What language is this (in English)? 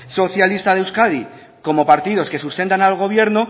Spanish